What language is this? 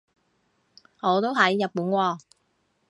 Cantonese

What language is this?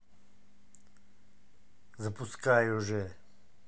Russian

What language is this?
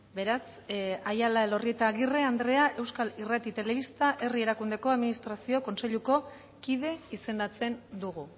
Basque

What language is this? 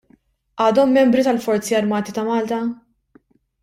Maltese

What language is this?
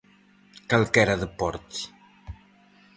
Galician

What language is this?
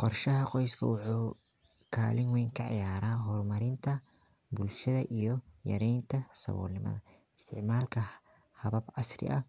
Somali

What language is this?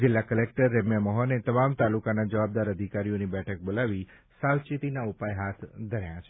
Gujarati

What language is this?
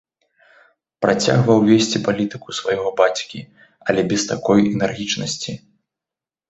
Belarusian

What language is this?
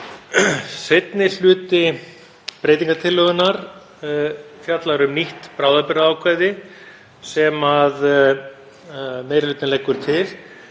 Icelandic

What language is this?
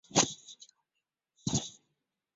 Chinese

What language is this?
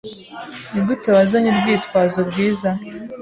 Kinyarwanda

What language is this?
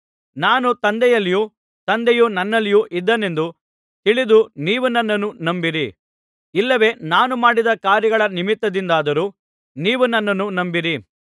Kannada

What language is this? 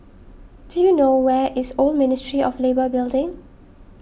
English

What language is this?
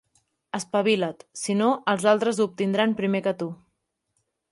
Catalan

